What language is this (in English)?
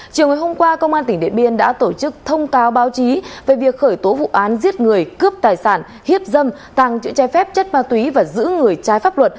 Vietnamese